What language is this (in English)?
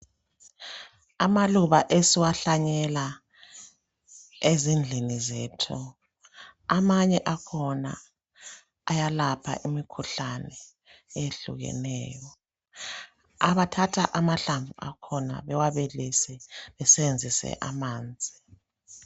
North Ndebele